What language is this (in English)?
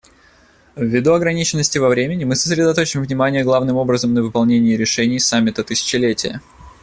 Russian